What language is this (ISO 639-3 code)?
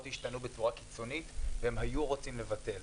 heb